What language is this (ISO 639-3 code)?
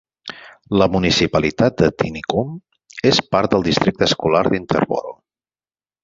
cat